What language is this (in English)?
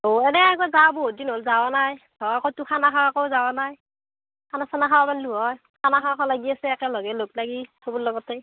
Assamese